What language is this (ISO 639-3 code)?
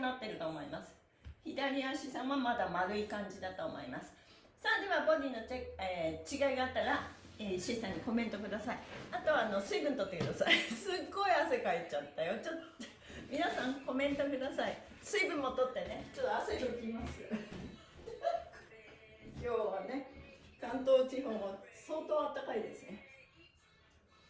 jpn